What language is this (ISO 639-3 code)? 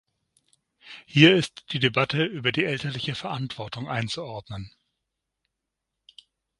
deu